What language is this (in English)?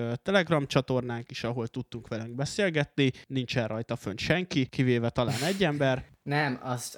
Hungarian